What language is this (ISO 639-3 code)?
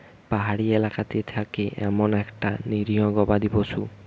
ben